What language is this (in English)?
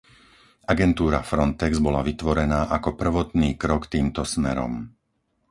Slovak